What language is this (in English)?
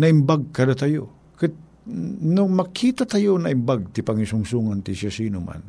Filipino